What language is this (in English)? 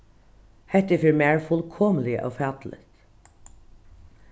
Faroese